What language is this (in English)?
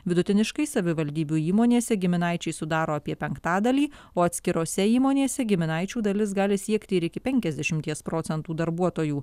Lithuanian